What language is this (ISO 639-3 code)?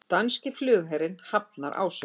isl